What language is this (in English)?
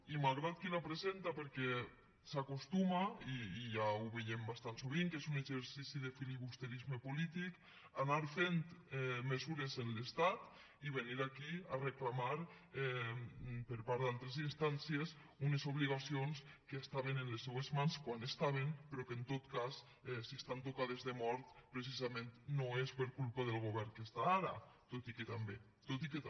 Catalan